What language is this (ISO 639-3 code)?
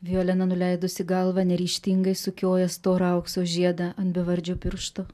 lit